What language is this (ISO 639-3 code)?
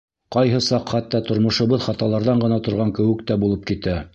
bak